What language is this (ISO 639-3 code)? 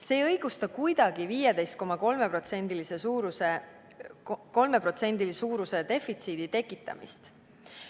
est